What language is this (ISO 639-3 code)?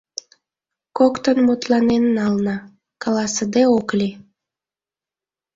chm